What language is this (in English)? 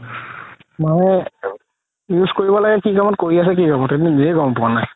Assamese